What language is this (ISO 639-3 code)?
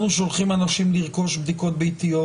heb